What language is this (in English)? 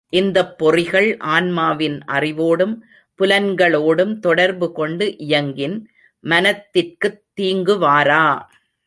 Tamil